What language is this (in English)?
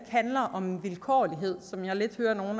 Danish